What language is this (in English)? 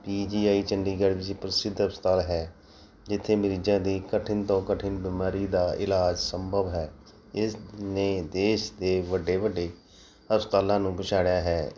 Punjabi